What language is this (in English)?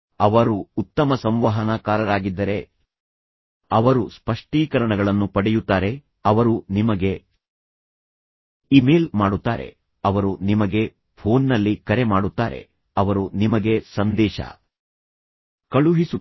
Kannada